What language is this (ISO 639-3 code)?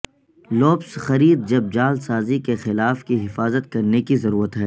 urd